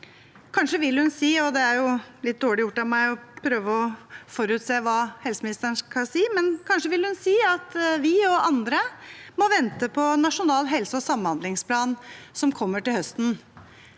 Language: Norwegian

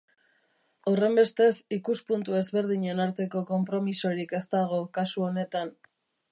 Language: Basque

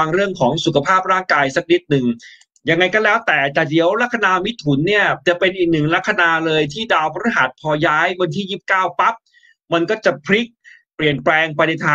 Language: Thai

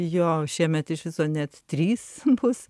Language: Lithuanian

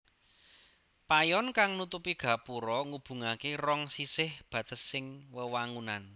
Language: Javanese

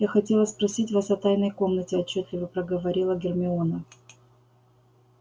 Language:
Russian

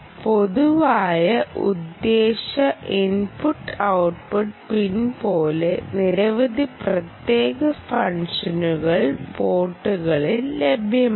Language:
Malayalam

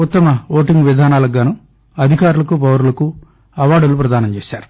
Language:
Telugu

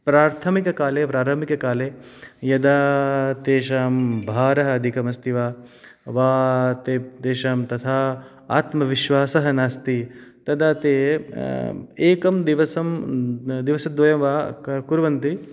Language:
Sanskrit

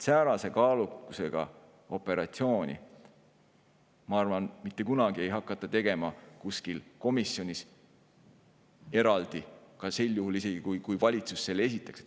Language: Estonian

